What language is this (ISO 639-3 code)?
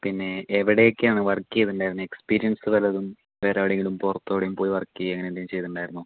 mal